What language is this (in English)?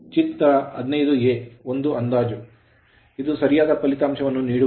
Kannada